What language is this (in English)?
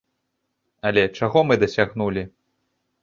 Belarusian